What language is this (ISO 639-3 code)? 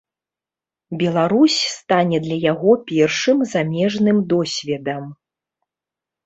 bel